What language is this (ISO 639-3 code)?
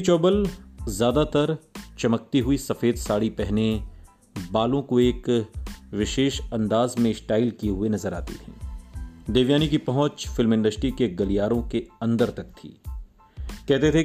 hin